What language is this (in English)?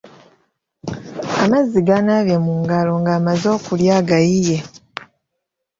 Ganda